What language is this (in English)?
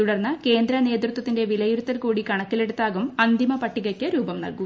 Malayalam